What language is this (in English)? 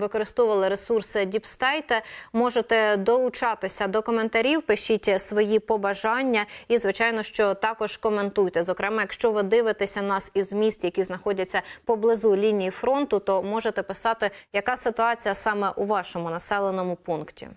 Ukrainian